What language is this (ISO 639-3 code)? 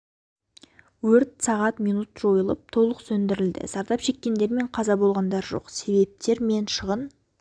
kaz